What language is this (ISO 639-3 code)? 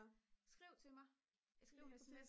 dan